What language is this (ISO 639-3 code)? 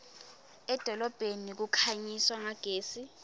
ssw